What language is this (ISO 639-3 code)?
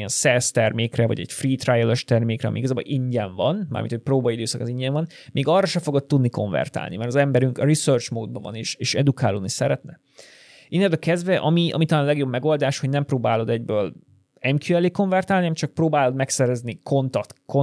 hun